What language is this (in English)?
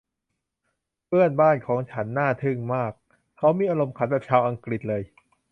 Thai